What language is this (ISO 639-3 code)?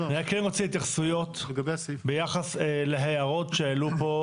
heb